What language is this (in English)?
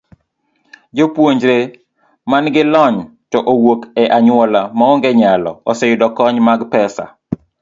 Luo (Kenya and Tanzania)